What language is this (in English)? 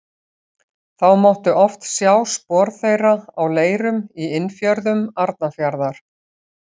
Icelandic